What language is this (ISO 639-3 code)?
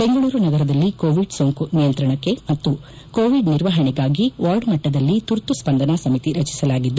kan